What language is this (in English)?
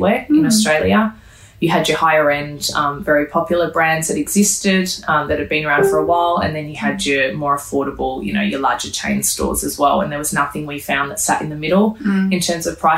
English